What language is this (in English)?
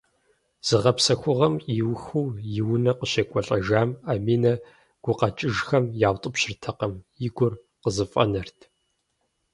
Kabardian